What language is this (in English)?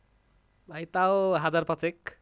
Bangla